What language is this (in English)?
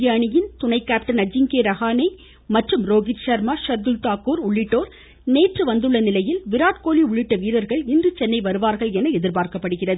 Tamil